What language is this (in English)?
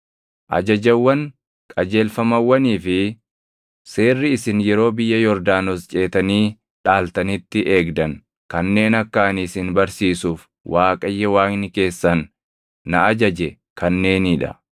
Oromo